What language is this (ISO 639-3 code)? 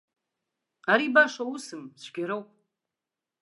abk